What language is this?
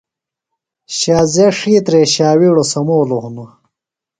Phalura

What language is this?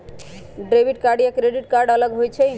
Magahi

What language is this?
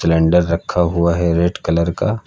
Hindi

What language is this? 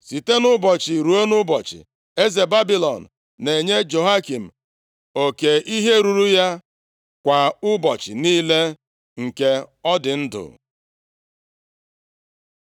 Igbo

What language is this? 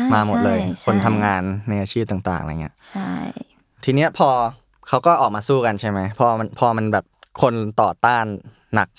Thai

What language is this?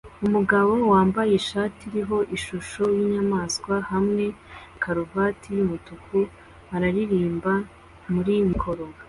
Kinyarwanda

